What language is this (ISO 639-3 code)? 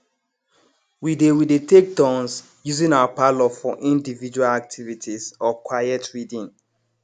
pcm